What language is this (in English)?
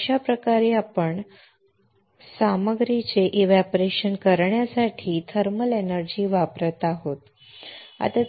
Marathi